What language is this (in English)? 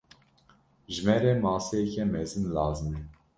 Kurdish